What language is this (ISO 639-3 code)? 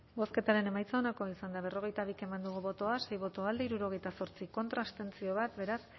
eus